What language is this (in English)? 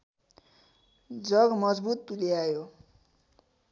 Nepali